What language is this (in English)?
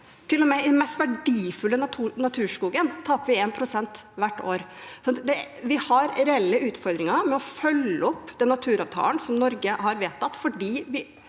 Norwegian